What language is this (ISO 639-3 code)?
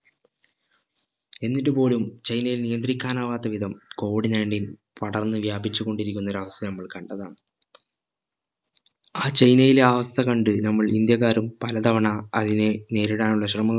mal